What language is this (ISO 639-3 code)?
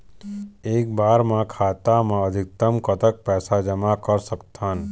hne